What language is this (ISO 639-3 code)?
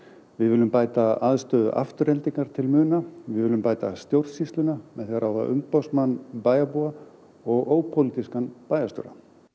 isl